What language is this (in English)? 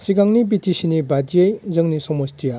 Bodo